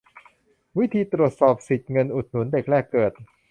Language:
Thai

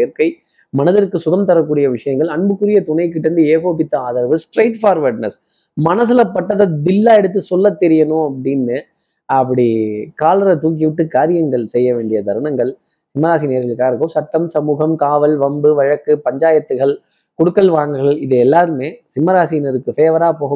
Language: Tamil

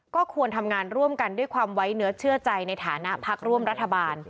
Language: Thai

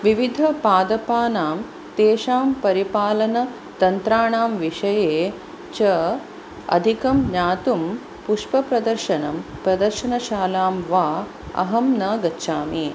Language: Sanskrit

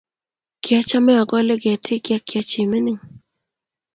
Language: Kalenjin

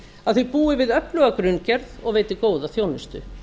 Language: Icelandic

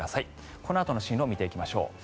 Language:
Japanese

